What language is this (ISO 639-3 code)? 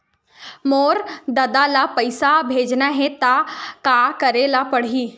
hne